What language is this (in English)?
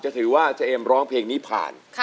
Thai